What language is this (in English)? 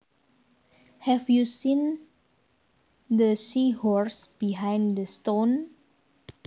Javanese